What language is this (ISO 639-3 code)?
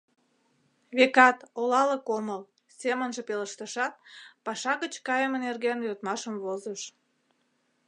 chm